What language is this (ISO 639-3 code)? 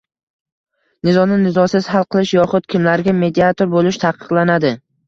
uzb